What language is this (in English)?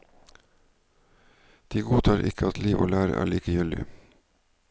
Norwegian